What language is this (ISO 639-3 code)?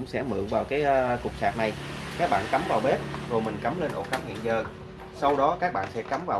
vie